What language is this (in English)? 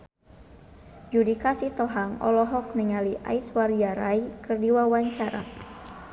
Sundanese